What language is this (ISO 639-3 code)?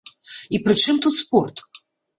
bel